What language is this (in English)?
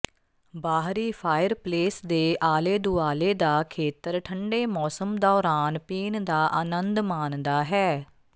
Punjabi